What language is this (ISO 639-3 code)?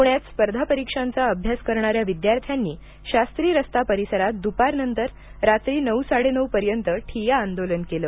mar